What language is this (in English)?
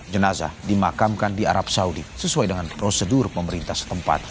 Indonesian